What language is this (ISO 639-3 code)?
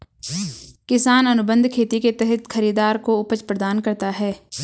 hin